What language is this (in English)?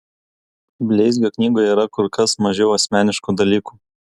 Lithuanian